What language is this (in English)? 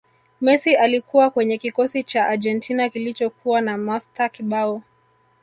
Swahili